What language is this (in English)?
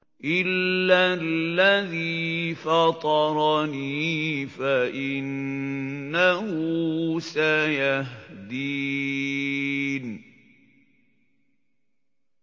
Arabic